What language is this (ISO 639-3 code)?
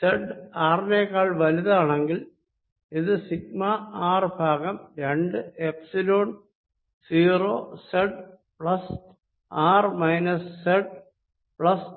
mal